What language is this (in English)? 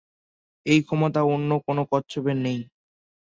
Bangla